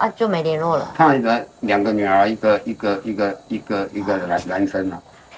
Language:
Chinese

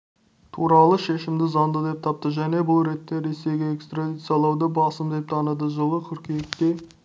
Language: Kazakh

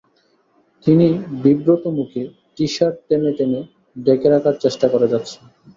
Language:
Bangla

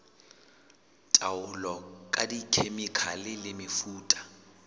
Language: Southern Sotho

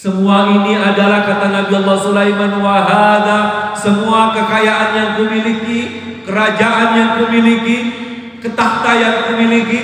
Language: Indonesian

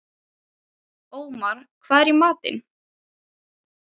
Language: Icelandic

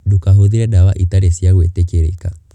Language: Kikuyu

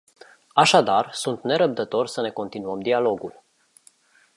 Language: Romanian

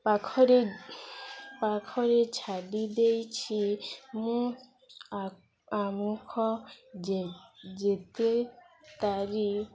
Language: Odia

